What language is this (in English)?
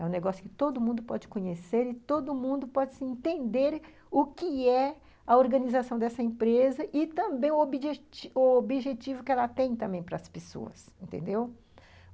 Portuguese